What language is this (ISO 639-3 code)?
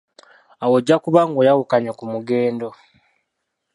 lug